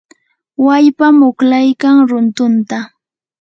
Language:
Yanahuanca Pasco Quechua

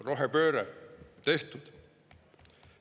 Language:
Estonian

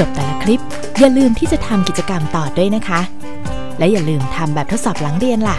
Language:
Thai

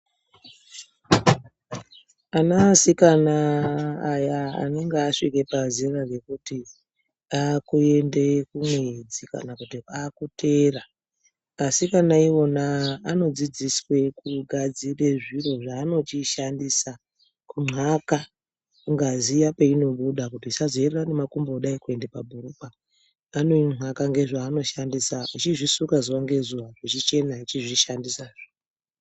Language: Ndau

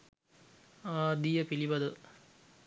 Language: Sinhala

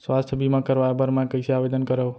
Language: Chhattisgarhi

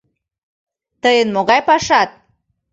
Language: Mari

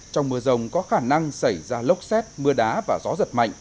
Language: Vietnamese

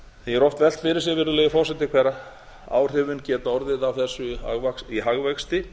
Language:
Icelandic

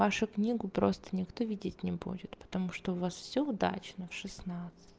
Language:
Russian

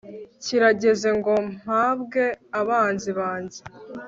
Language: Kinyarwanda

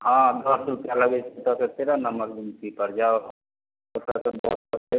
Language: Maithili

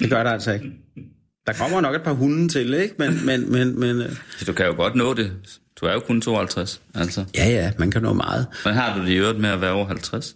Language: Danish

